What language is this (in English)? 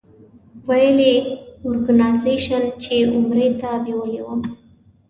Pashto